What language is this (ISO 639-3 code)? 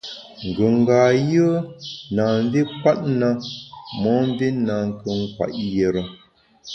bax